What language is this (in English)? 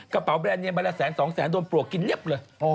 Thai